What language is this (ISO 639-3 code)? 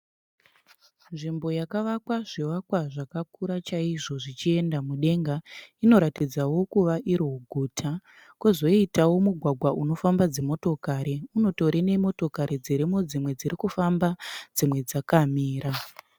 sna